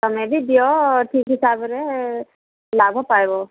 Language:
Odia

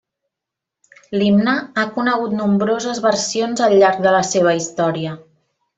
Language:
Catalan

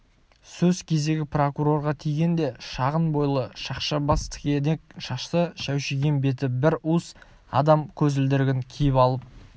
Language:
Kazakh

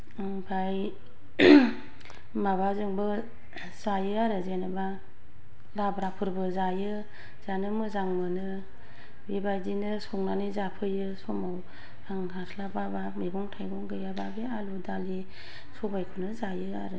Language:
Bodo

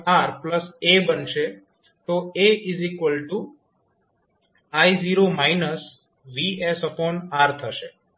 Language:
Gujarati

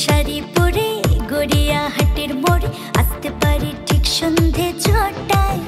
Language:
Thai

